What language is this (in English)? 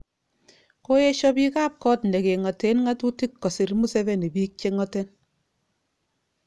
Kalenjin